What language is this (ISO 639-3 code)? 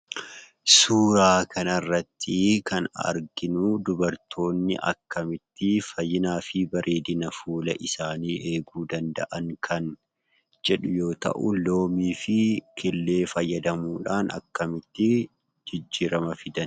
orm